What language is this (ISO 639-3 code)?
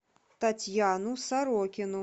rus